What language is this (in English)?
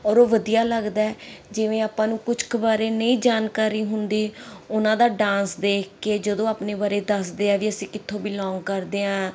Punjabi